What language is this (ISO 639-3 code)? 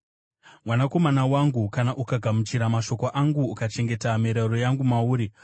sna